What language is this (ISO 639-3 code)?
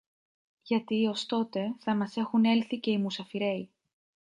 ell